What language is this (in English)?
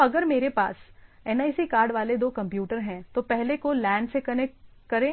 Hindi